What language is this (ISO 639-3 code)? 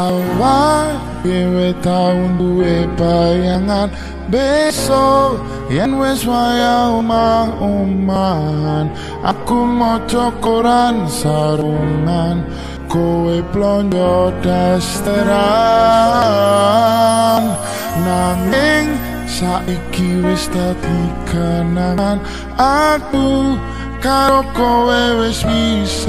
ind